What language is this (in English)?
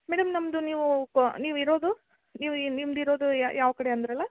Kannada